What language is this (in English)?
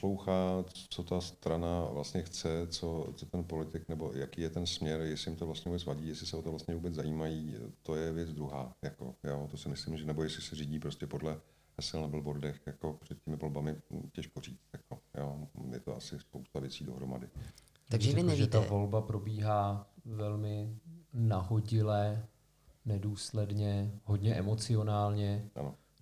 Czech